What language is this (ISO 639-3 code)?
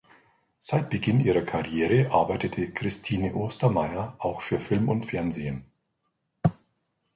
deu